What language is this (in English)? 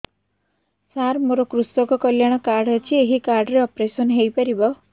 Odia